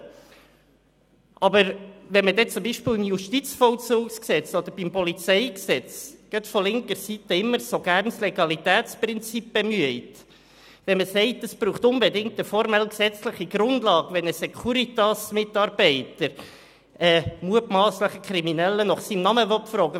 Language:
Swiss German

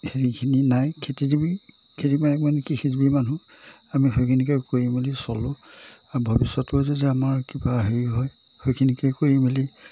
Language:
Assamese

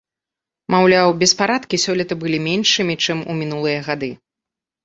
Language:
Belarusian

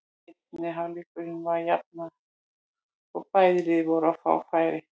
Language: Icelandic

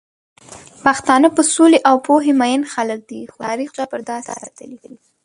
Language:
Pashto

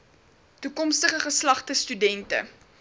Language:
Afrikaans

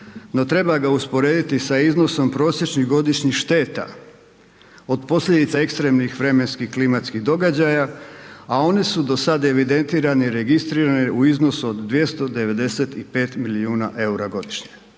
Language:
Croatian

